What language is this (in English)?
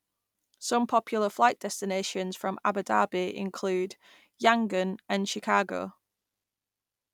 English